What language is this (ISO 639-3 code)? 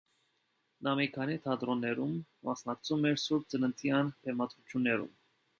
hye